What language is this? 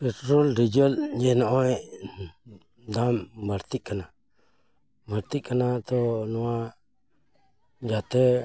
Santali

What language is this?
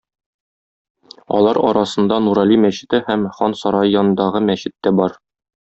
Tatar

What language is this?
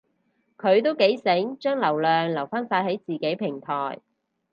Cantonese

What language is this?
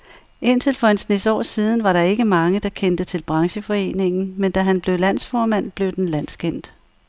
Danish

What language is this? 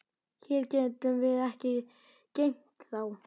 Icelandic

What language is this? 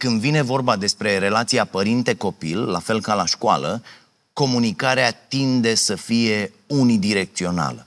Romanian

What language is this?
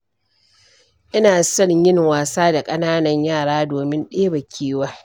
Hausa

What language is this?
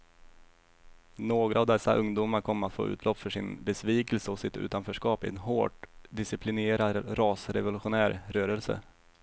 Swedish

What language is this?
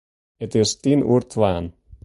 Western Frisian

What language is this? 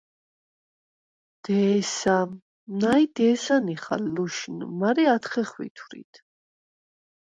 Svan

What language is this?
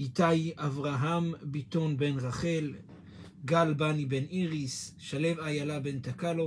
Hebrew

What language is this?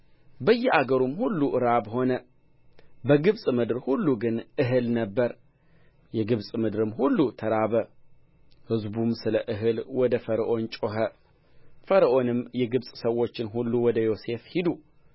Amharic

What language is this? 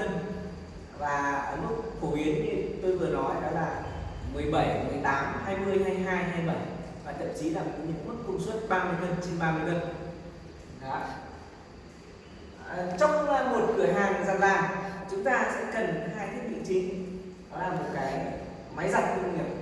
Vietnamese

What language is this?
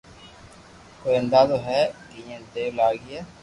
Loarki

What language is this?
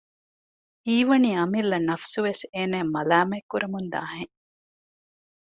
Divehi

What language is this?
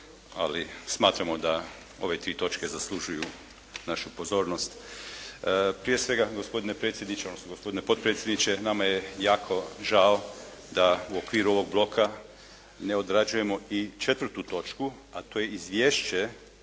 Croatian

